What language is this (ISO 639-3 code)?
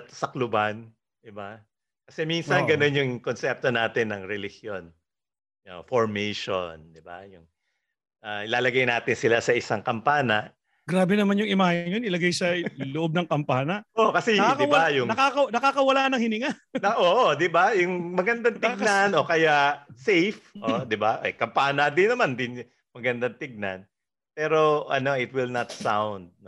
fil